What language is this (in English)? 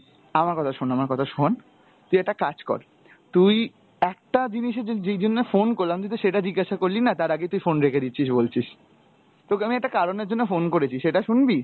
Bangla